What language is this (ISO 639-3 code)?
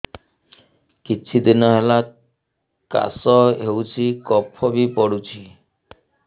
ori